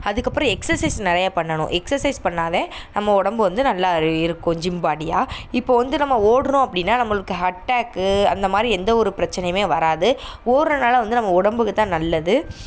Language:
Tamil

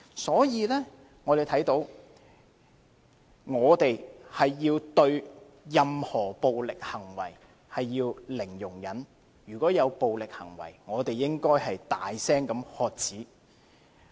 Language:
Cantonese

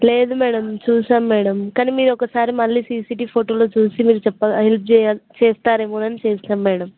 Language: Telugu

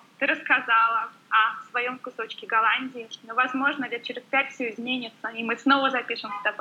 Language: Russian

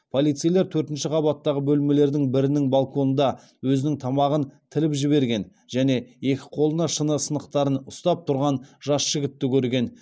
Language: Kazakh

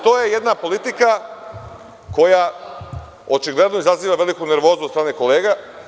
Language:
Serbian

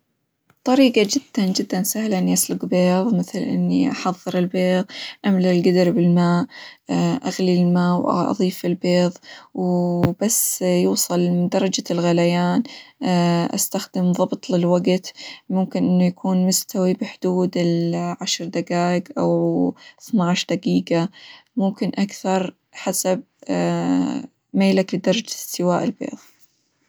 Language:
Hijazi Arabic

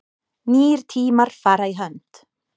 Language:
Icelandic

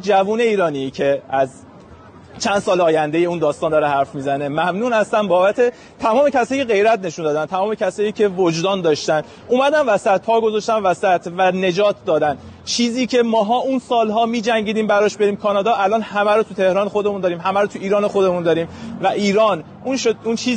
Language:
Persian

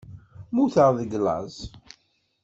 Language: Kabyle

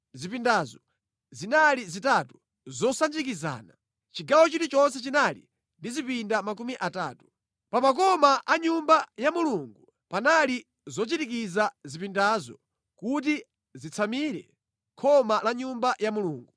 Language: Nyanja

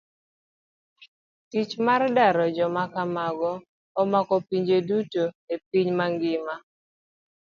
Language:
Luo (Kenya and Tanzania)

